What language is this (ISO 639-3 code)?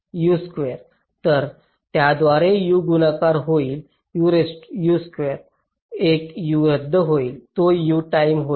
mar